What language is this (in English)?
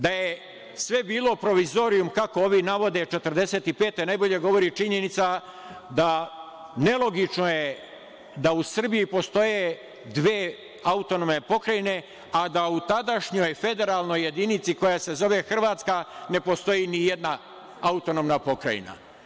Serbian